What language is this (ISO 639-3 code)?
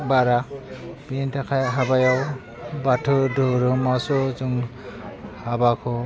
brx